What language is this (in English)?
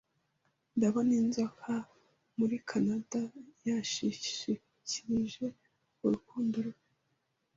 Kinyarwanda